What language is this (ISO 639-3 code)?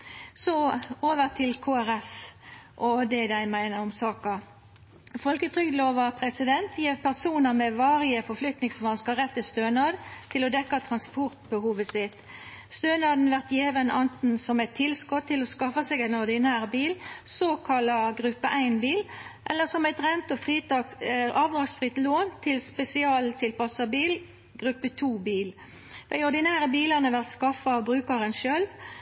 nno